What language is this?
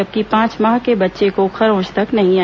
Hindi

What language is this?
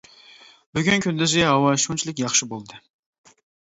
Uyghur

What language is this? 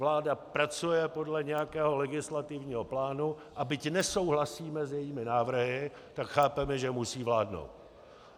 Czech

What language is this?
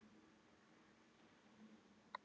Icelandic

